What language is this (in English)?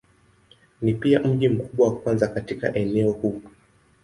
Swahili